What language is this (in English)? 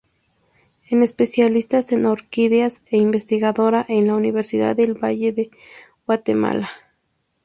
Spanish